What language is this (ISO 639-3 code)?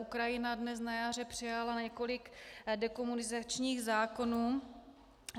ces